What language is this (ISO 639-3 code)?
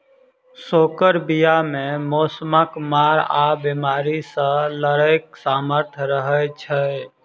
mai